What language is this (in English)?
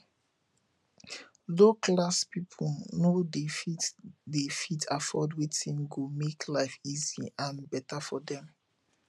Nigerian Pidgin